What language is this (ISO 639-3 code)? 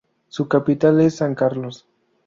spa